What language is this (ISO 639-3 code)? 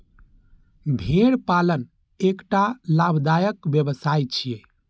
mai